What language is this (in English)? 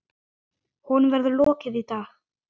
Icelandic